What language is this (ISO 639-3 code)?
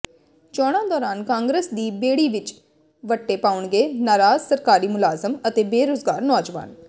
pan